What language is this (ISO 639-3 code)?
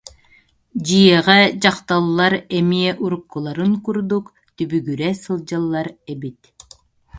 sah